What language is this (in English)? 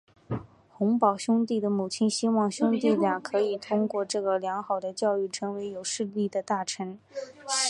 Chinese